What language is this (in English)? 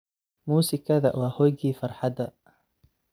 Somali